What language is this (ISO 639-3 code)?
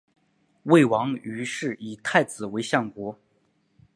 zho